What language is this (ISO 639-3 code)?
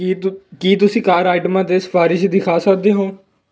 pan